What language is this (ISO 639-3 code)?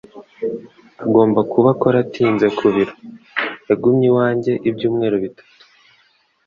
kin